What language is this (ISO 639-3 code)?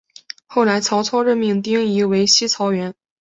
zho